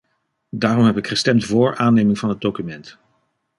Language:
Dutch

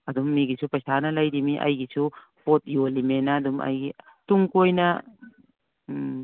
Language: Manipuri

